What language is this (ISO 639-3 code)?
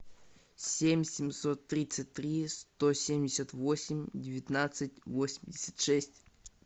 rus